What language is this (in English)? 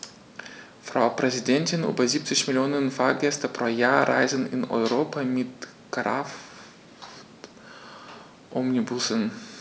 German